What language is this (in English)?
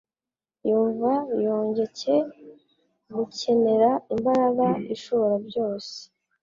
Kinyarwanda